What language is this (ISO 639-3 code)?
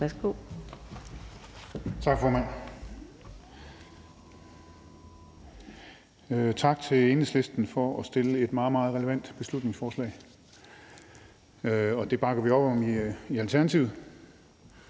dan